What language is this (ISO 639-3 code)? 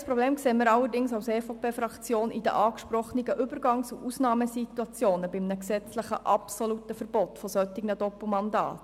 gsw